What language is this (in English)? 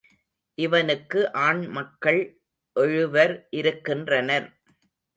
Tamil